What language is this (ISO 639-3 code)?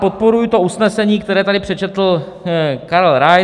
ces